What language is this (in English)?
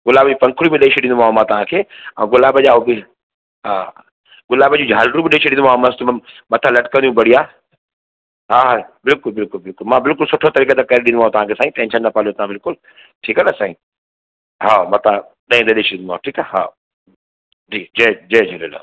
Sindhi